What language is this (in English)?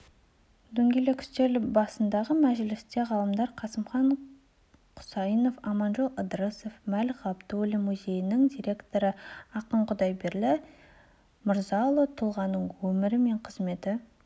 Kazakh